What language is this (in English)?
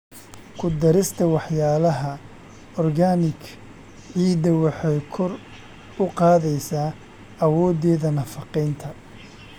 Somali